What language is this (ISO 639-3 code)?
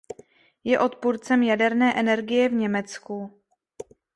ces